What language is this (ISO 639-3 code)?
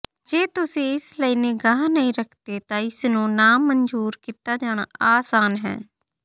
pan